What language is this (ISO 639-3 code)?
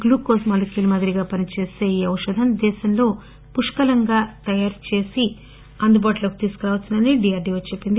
tel